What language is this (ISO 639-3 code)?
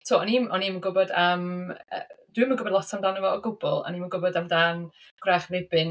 cym